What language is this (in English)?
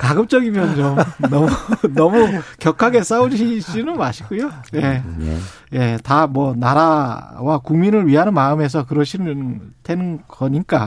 Korean